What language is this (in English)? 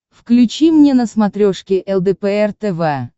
Russian